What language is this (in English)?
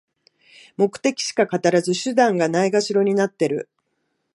Japanese